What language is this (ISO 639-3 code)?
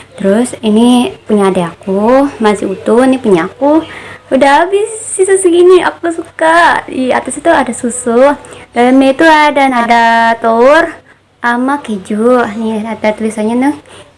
ind